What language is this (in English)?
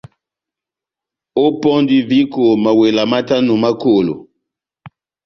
Batanga